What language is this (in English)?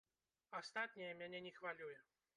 Belarusian